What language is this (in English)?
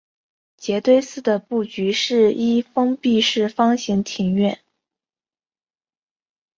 Chinese